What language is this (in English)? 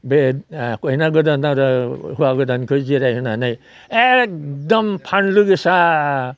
Bodo